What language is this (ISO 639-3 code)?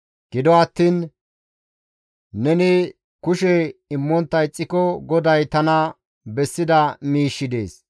gmv